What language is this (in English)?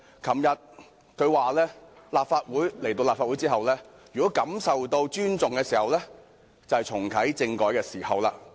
Cantonese